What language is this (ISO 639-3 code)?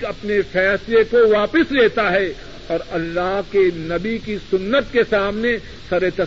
urd